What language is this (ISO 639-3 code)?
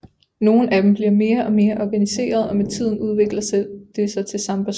dan